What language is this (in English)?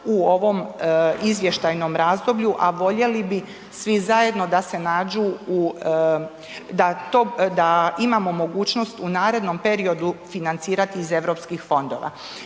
Croatian